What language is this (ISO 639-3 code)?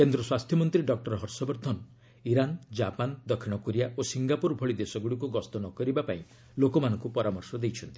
ori